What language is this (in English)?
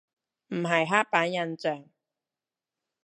Cantonese